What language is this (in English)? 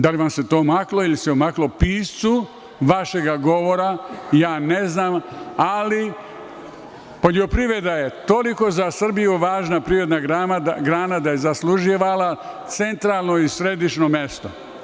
Serbian